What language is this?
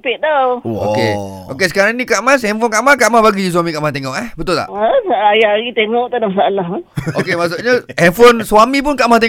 Malay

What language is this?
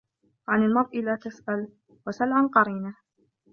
Arabic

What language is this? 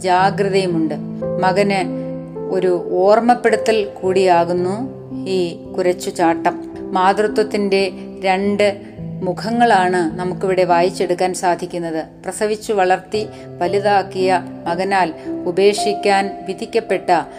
Malayalam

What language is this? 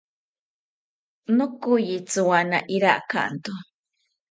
South Ucayali Ashéninka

